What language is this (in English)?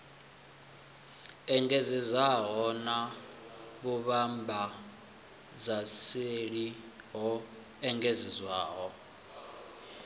Venda